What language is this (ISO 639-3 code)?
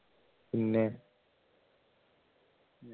mal